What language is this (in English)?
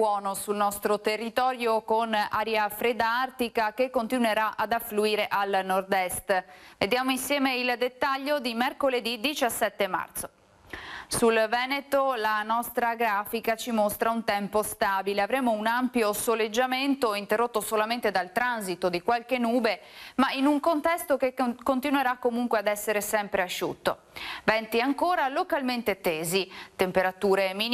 Italian